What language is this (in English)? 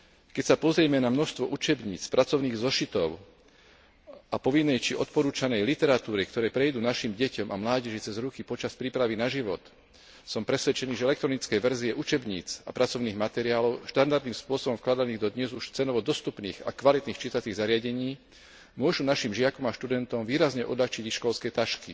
Slovak